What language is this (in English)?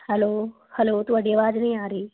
Punjabi